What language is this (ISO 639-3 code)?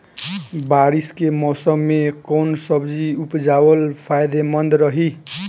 bho